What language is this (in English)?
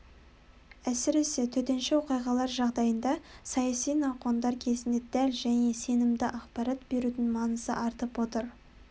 Kazakh